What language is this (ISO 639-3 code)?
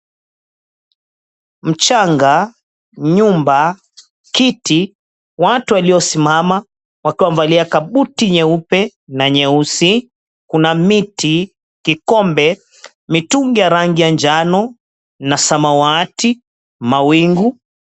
swa